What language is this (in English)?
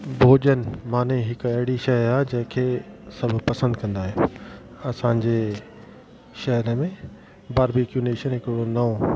Sindhi